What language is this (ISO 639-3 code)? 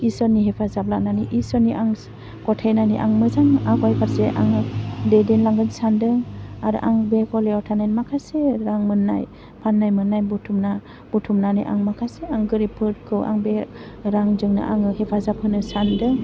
brx